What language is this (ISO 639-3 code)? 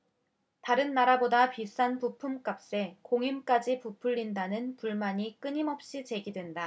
kor